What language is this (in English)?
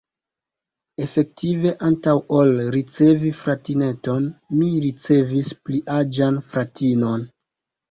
Esperanto